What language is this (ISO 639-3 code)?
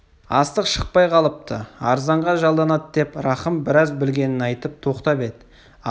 kaz